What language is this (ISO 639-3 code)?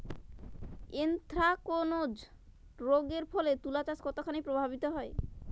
ben